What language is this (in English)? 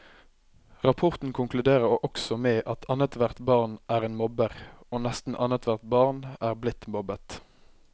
Norwegian